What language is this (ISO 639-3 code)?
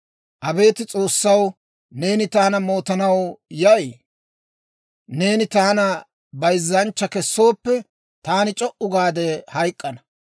dwr